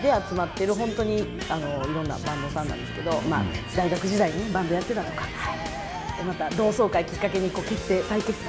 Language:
Japanese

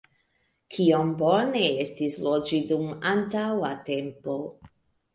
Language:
Esperanto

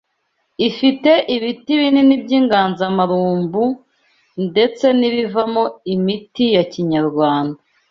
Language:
Kinyarwanda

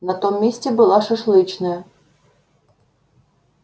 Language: Russian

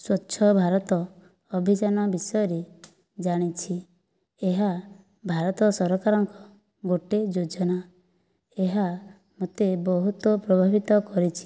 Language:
Odia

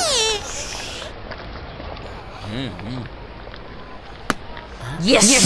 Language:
English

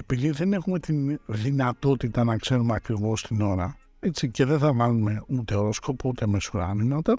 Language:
Greek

